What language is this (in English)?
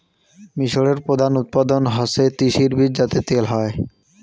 Bangla